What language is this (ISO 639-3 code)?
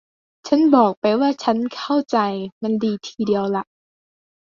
tha